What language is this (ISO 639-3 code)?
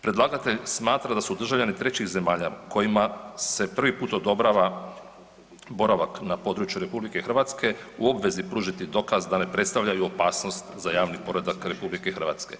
hrv